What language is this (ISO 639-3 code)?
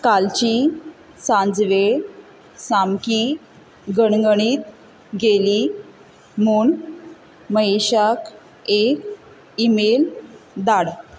kok